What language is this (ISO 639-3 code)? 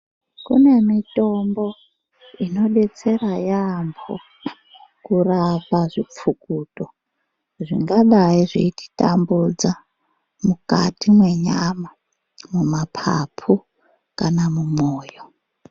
ndc